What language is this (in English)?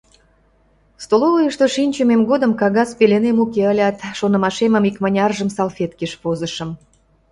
Mari